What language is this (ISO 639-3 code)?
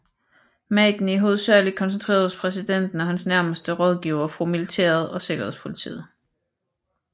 dan